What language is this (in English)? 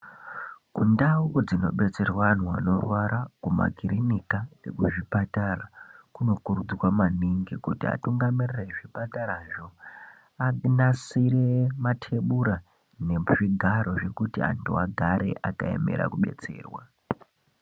Ndau